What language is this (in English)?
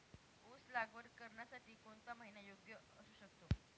Marathi